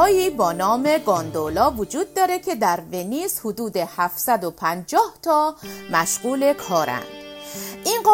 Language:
Persian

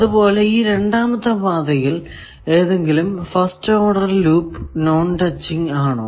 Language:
Malayalam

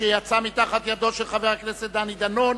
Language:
Hebrew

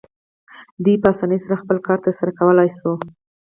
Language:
Pashto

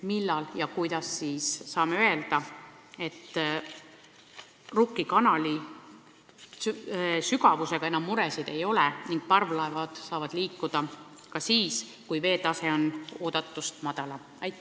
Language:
Estonian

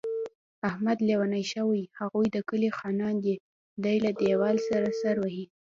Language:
Pashto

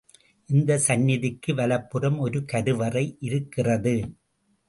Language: Tamil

